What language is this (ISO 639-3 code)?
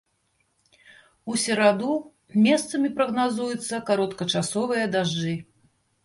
bel